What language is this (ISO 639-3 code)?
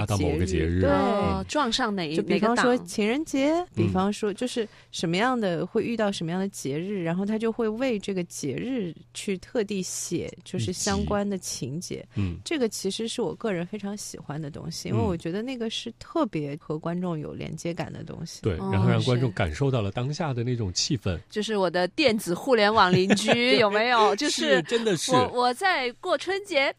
zho